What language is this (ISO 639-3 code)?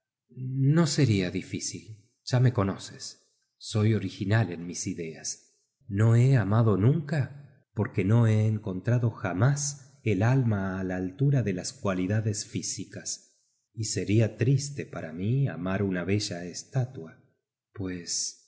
spa